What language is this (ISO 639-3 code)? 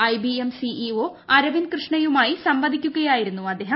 mal